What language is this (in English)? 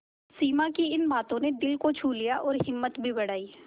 Hindi